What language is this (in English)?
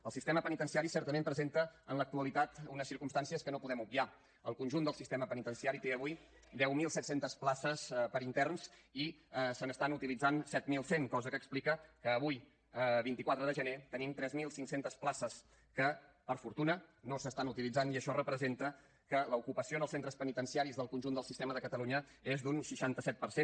Catalan